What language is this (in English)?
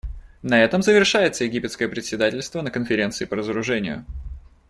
Russian